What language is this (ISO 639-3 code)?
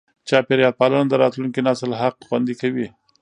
pus